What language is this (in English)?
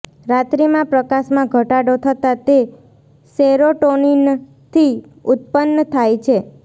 Gujarati